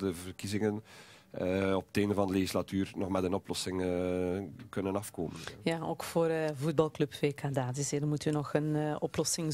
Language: Dutch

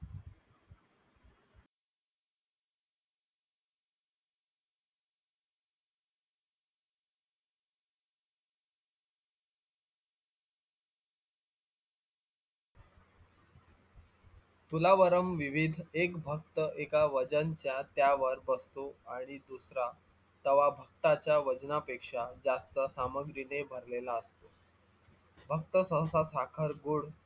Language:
Marathi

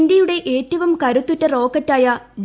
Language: Malayalam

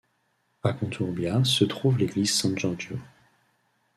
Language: French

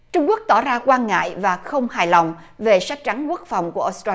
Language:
Vietnamese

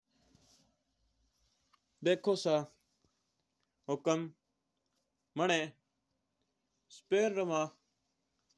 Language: Mewari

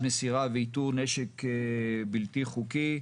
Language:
Hebrew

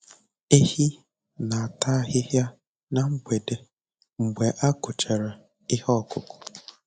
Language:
Igbo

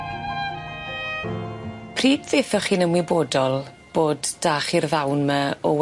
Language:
Welsh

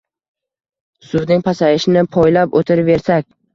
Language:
Uzbek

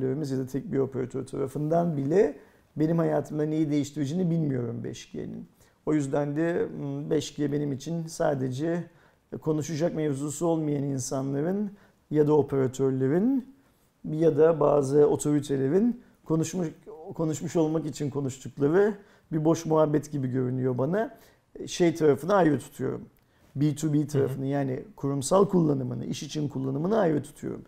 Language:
Turkish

